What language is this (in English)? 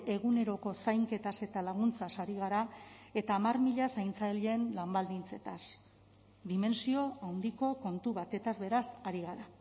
Basque